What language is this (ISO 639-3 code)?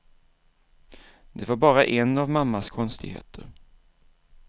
swe